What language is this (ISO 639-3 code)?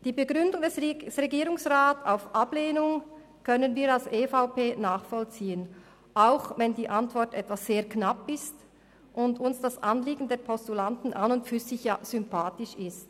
gsw